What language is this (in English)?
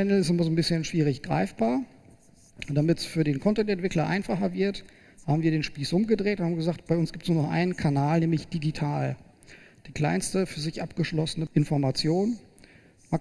German